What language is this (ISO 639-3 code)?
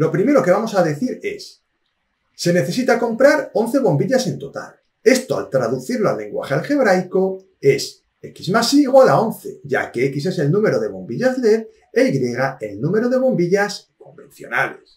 spa